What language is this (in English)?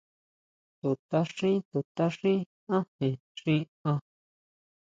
Huautla Mazatec